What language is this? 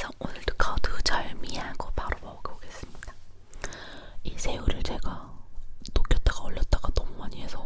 Korean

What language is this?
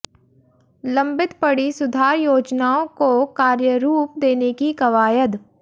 Hindi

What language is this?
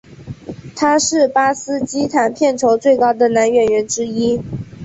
Chinese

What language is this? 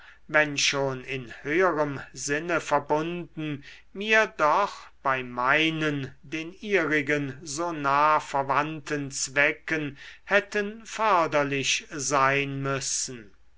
German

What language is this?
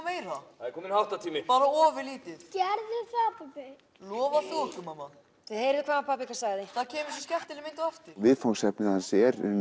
Icelandic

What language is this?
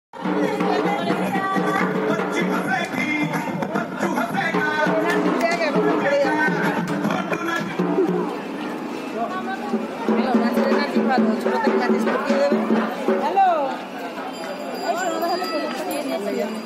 Arabic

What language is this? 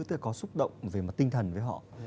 Vietnamese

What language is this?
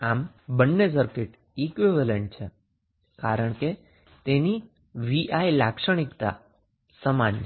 Gujarati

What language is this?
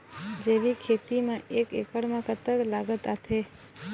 Chhattisgarhi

